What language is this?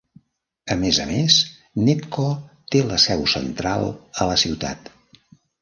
Catalan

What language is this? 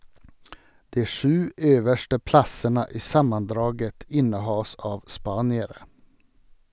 Norwegian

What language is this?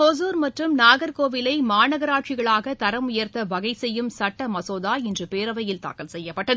Tamil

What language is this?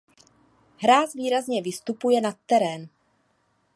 Czech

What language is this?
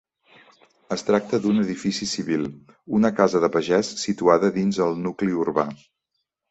Catalan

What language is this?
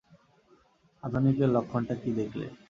Bangla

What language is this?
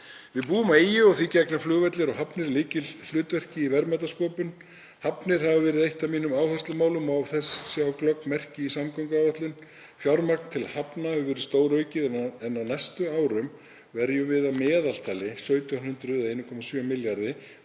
Icelandic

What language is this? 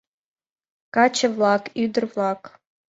Mari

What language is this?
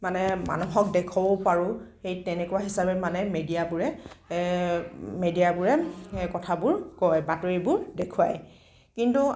Assamese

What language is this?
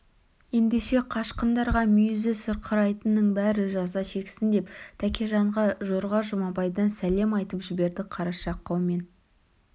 Kazakh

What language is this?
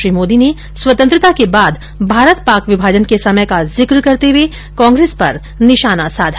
Hindi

